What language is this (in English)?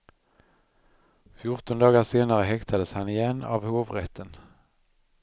Swedish